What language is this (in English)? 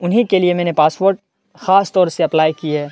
Urdu